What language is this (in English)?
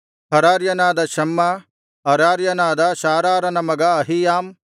Kannada